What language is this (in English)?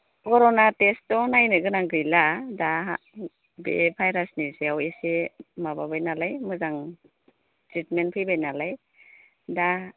Bodo